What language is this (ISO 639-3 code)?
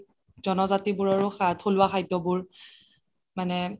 asm